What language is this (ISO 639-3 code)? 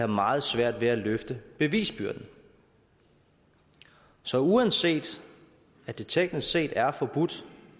dan